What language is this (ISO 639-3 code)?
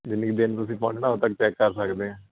pan